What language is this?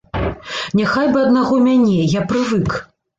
Belarusian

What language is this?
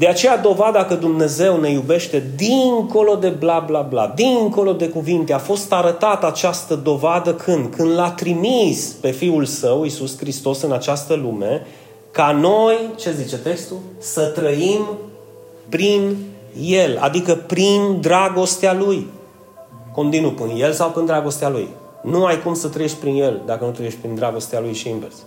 Romanian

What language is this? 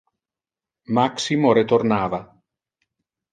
Interlingua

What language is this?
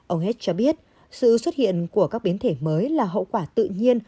Vietnamese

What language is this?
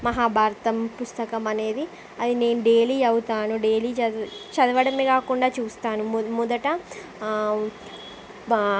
Telugu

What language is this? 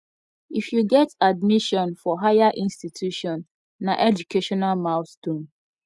Nigerian Pidgin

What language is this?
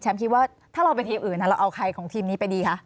Thai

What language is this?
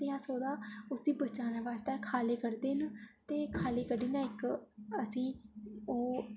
Dogri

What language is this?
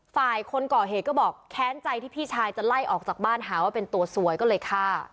Thai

